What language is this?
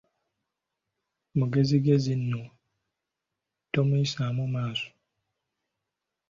Ganda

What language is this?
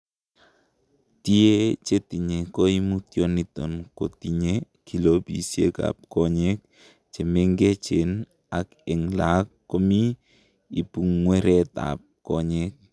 Kalenjin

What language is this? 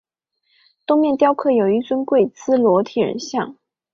Chinese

